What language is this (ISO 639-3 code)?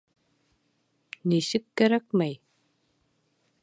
bak